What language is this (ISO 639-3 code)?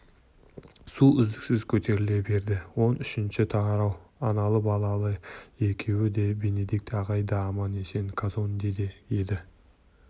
kaz